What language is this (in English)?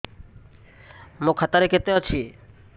Odia